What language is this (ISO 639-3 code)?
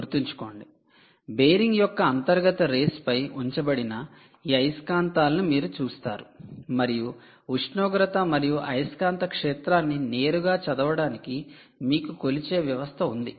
tel